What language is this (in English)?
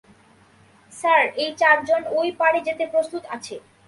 Bangla